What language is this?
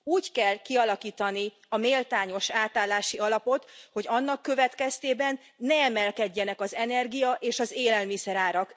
Hungarian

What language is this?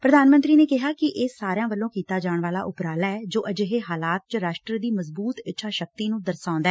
Punjabi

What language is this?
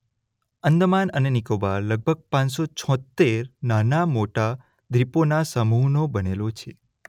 Gujarati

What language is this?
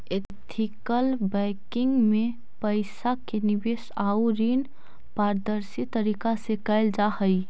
Magahi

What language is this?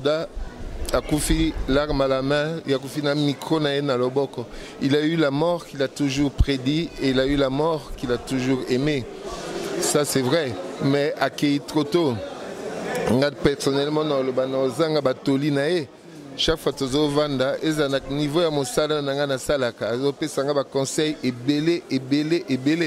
French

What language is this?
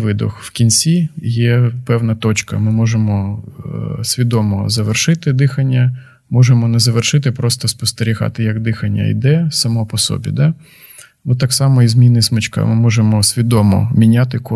Ukrainian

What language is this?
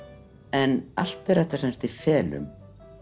Icelandic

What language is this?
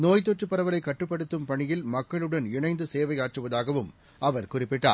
Tamil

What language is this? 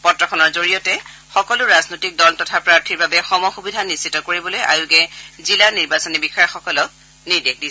Assamese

